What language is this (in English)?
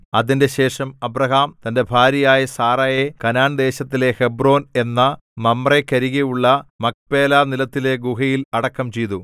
Malayalam